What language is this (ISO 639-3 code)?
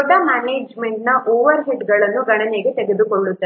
kan